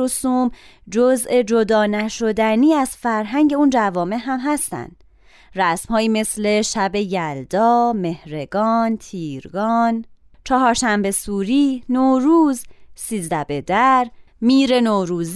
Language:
Persian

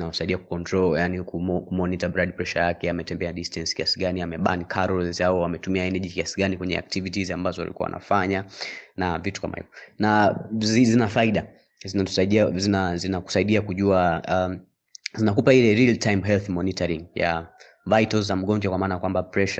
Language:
Swahili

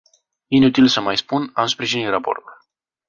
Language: Romanian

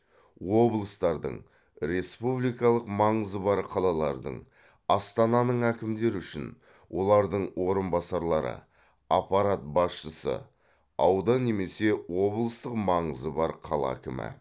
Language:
Kazakh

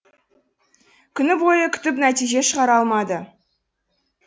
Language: Kazakh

